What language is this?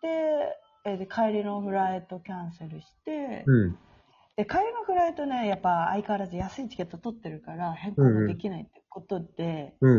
Japanese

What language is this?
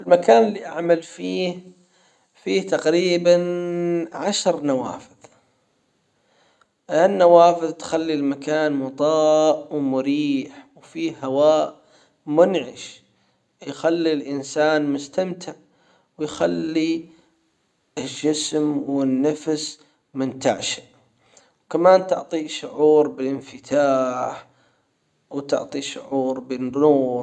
Hijazi Arabic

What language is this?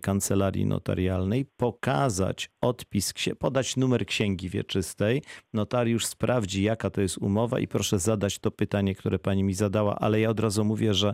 Polish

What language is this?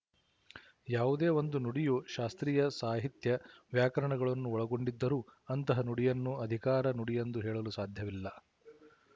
Kannada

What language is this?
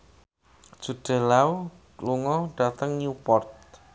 Javanese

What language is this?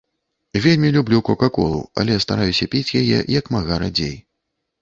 Belarusian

